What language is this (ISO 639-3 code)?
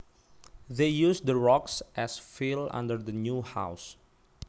jav